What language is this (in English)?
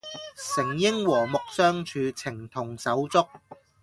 Cantonese